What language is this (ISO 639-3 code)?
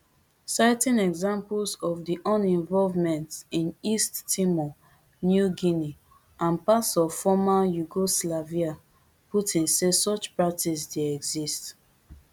pcm